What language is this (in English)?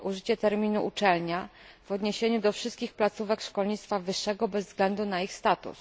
Polish